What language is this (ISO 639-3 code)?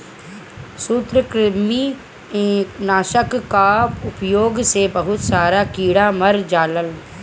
bho